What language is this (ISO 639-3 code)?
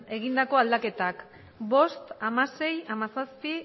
eus